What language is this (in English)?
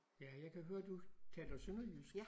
Danish